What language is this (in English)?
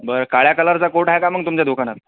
Marathi